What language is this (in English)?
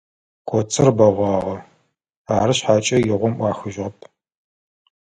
Adyghe